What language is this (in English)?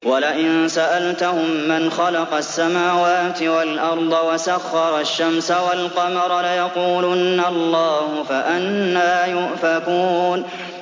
Arabic